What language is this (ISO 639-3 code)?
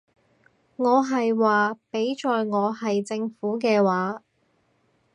yue